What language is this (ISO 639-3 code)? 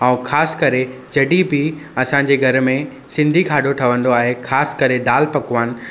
snd